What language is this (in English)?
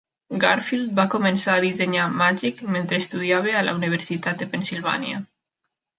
Catalan